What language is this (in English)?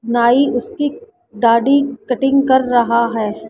Hindi